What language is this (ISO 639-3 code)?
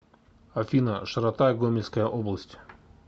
rus